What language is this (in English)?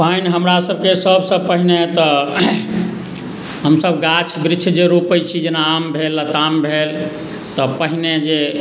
Maithili